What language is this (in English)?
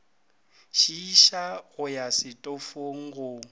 Northern Sotho